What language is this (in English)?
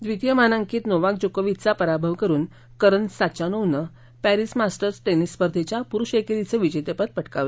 Marathi